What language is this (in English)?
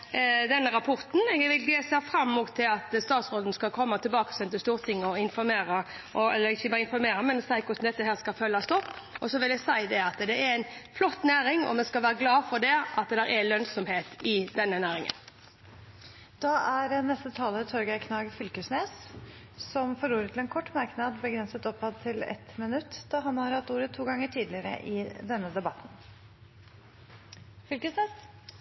Norwegian